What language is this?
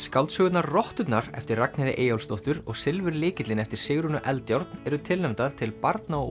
Icelandic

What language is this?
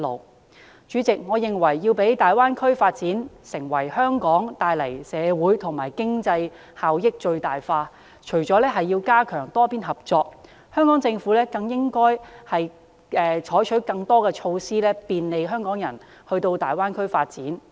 Cantonese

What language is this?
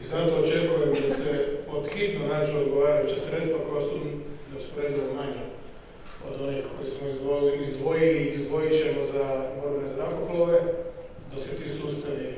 Croatian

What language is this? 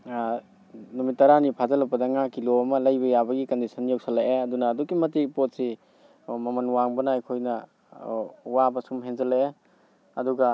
Manipuri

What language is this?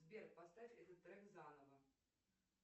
Russian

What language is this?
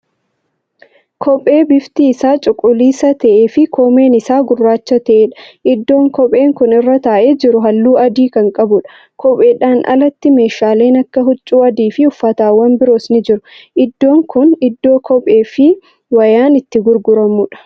Oromo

